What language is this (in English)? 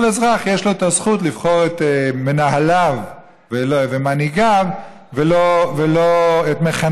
Hebrew